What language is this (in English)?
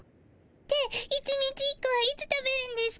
Japanese